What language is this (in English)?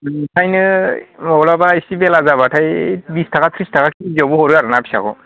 Bodo